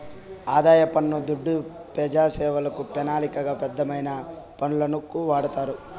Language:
Telugu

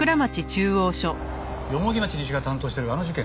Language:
Japanese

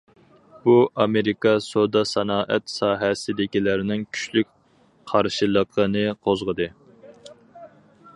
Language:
Uyghur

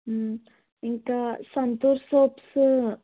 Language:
Telugu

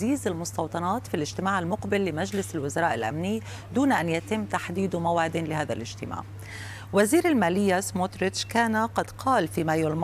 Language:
Arabic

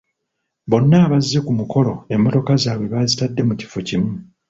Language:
Ganda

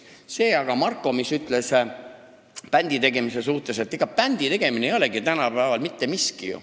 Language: Estonian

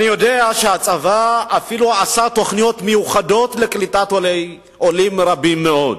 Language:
Hebrew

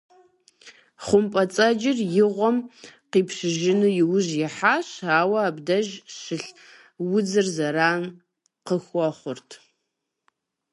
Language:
Kabardian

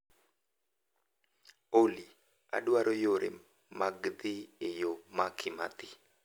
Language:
Luo (Kenya and Tanzania)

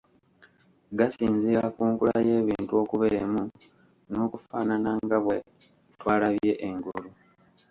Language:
Ganda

